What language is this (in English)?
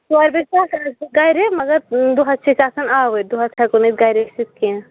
Kashmiri